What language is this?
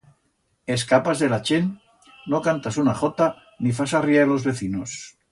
Aragonese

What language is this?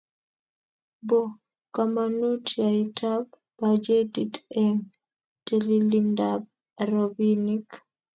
Kalenjin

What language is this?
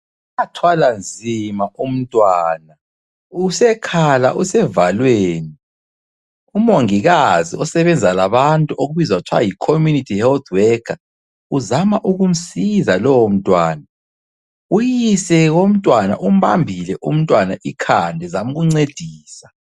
North Ndebele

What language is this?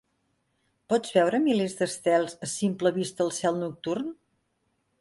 Catalan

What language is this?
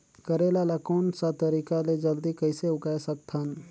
Chhattisgarhi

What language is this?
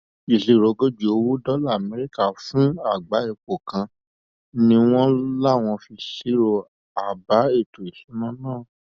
Yoruba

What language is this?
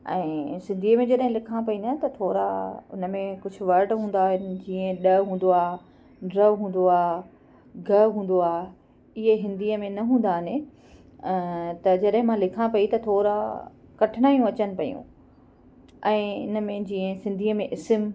Sindhi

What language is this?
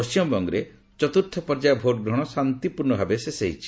Odia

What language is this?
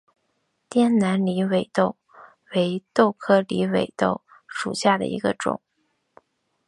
Chinese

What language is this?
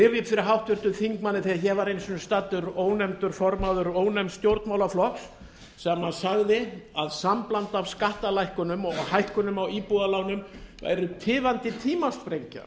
Icelandic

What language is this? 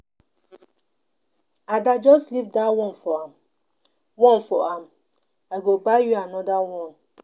Nigerian Pidgin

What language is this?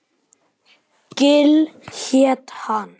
Icelandic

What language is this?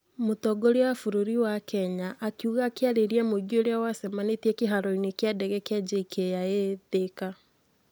Kikuyu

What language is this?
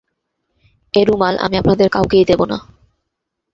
Bangla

